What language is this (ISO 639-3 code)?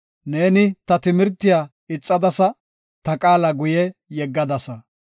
gof